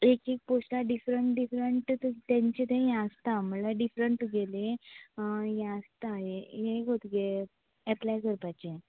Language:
Konkani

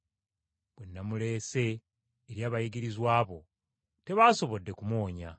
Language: Ganda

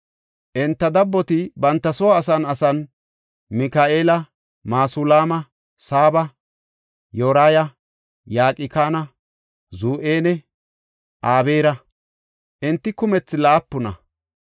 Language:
Gofa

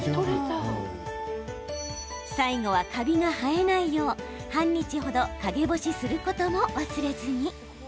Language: Japanese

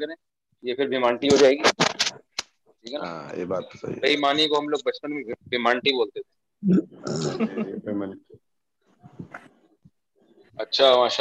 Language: Urdu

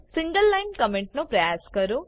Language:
Gujarati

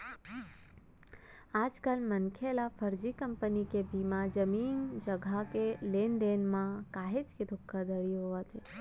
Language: Chhattisgarhi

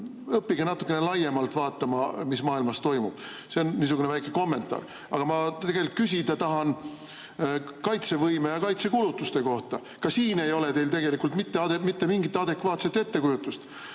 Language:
Estonian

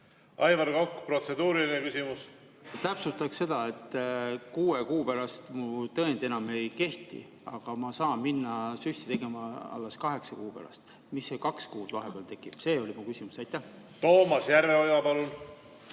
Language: Estonian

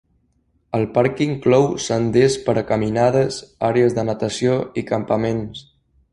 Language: Catalan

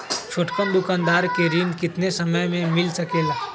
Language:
Magahi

